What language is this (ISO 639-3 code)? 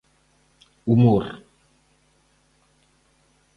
glg